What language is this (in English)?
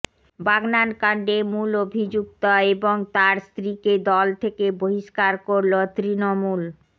Bangla